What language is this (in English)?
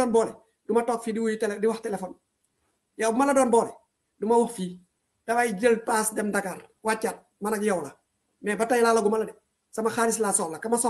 Indonesian